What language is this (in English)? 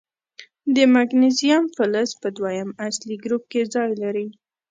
Pashto